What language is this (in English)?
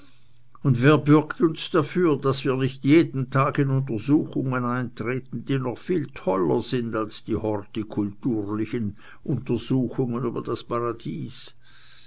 German